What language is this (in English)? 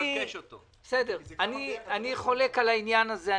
Hebrew